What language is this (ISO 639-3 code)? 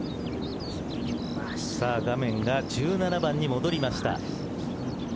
jpn